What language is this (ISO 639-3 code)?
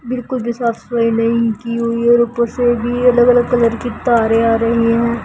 hin